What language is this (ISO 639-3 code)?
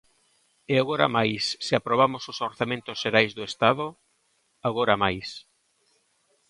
glg